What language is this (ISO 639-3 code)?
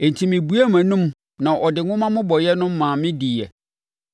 aka